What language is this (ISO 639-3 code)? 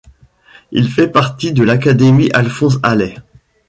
fra